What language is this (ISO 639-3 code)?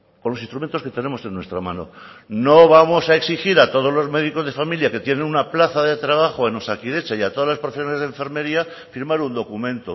spa